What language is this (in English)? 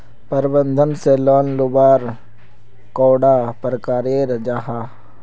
Magahi